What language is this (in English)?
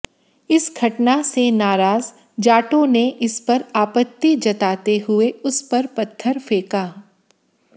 Hindi